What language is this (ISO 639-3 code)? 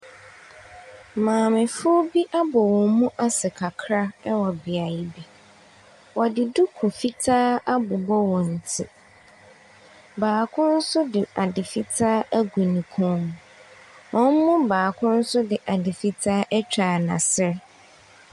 aka